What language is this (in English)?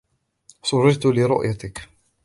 Arabic